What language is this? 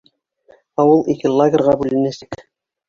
Bashkir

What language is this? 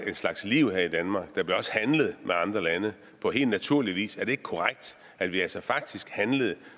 Danish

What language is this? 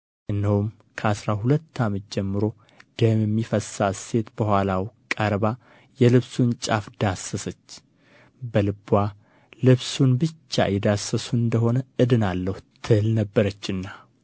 Amharic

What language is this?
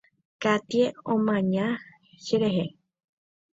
Guarani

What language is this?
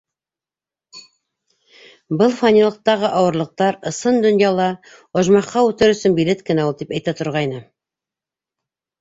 Bashkir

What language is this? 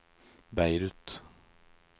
Norwegian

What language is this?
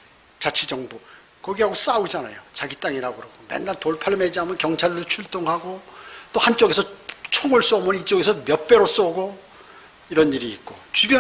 Korean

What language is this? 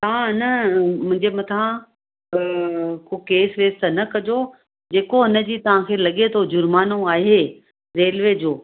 Sindhi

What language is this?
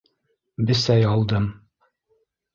Bashkir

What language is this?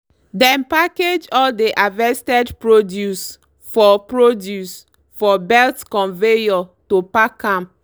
Nigerian Pidgin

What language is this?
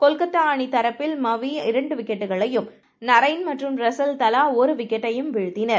Tamil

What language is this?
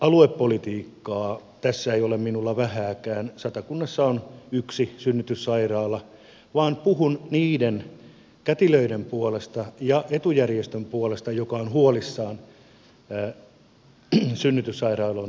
Finnish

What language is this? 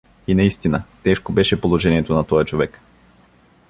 Bulgarian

